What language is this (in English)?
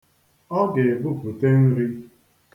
Igbo